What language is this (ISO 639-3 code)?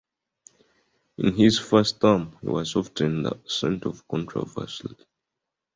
eng